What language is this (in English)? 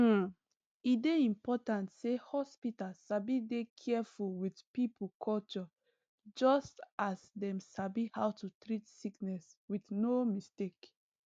Nigerian Pidgin